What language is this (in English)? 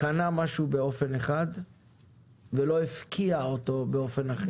Hebrew